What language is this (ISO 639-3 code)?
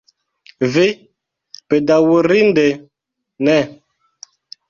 epo